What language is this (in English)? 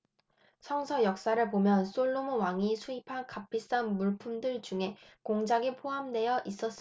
Korean